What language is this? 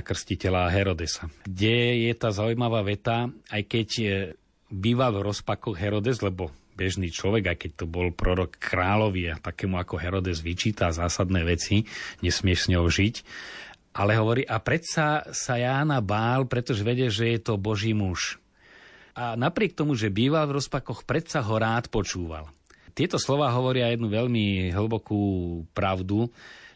Slovak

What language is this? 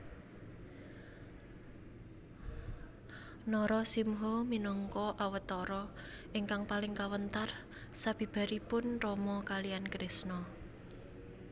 Javanese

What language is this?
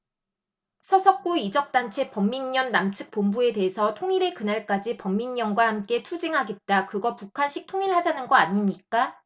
Korean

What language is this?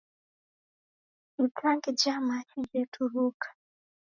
Taita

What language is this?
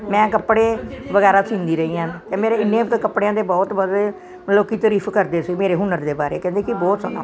Punjabi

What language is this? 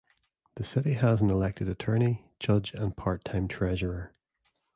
English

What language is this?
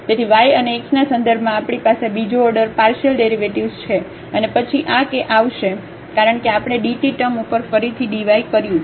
Gujarati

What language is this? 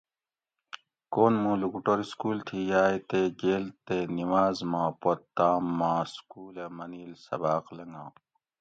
Gawri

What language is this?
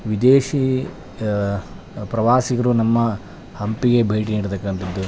Kannada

